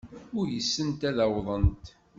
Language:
Kabyle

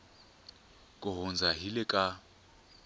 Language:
Tsonga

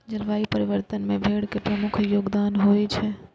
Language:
Maithili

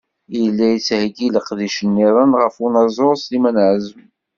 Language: Kabyle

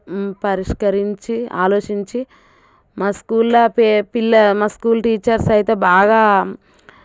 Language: Telugu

